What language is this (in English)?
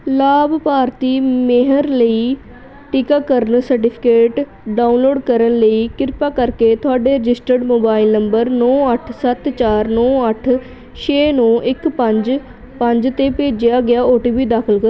Punjabi